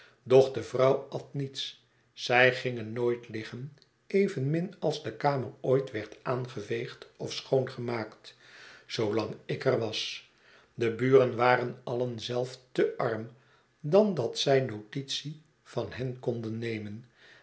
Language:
Dutch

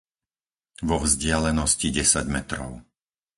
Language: Slovak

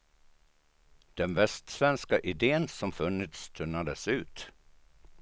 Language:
Swedish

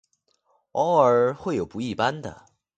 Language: Chinese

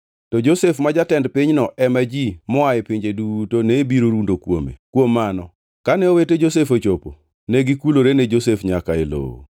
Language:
Luo (Kenya and Tanzania)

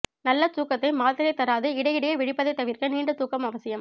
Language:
Tamil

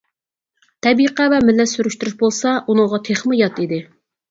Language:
Uyghur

